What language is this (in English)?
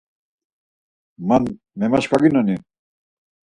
Laz